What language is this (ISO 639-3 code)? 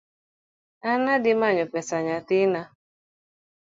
luo